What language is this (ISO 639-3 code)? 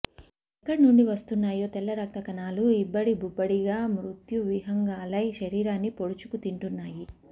tel